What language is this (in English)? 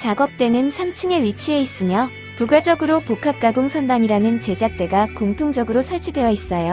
Korean